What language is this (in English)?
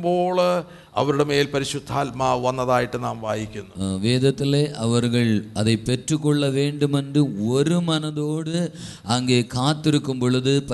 Malayalam